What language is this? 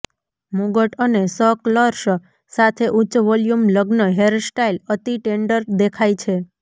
Gujarati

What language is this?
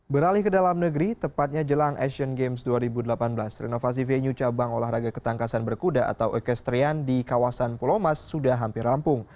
Indonesian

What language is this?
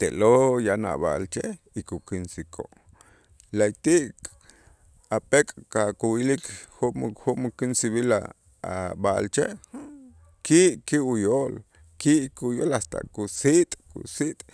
Itzá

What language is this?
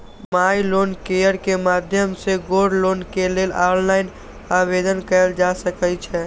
Maithili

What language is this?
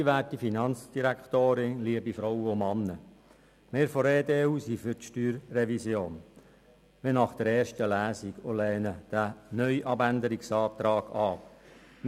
Swiss German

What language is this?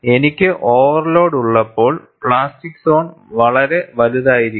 Malayalam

